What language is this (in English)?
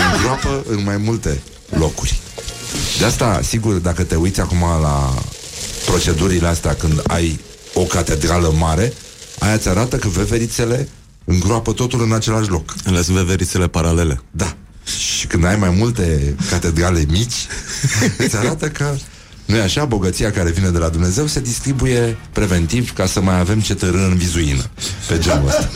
Romanian